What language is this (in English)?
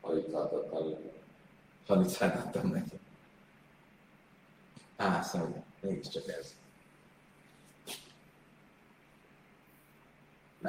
Hungarian